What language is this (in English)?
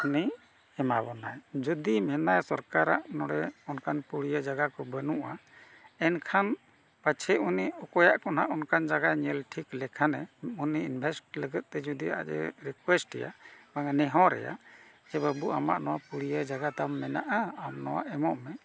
Santali